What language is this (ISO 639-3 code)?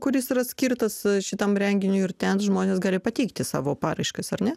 lit